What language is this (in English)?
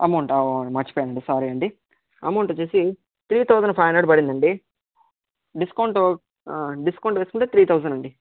Telugu